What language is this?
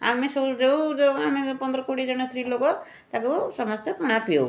Odia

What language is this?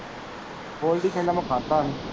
Punjabi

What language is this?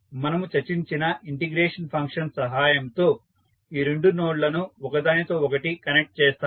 Telugu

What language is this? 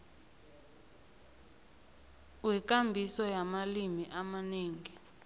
South Ndebele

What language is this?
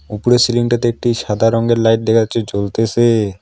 Bangla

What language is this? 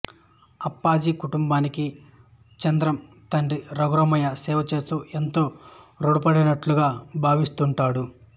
Telugu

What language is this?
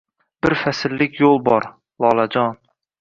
Uzbek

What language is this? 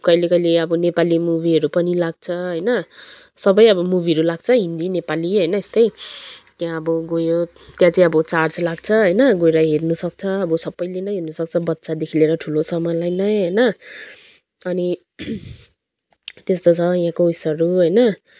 Nepali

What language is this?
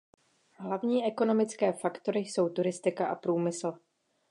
Czech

